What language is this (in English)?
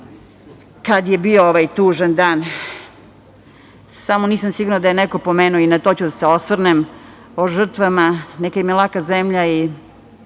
Serbian